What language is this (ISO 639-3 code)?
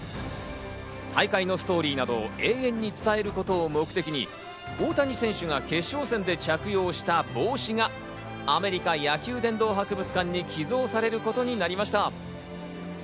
jpn